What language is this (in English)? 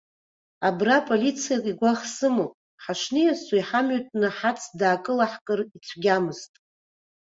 Abkhazian